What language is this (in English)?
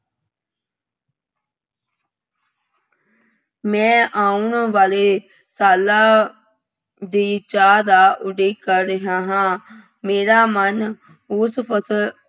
Punjabi